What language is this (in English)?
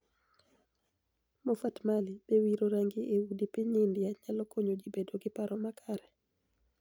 Luo (Kenya and Tanzania)